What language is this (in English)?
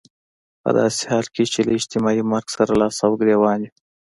Pashto